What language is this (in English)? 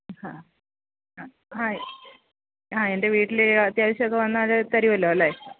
Malayalam